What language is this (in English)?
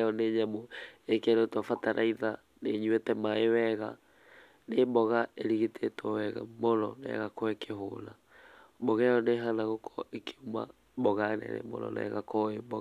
Kikuyu